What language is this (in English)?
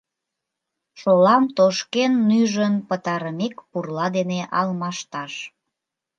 Mari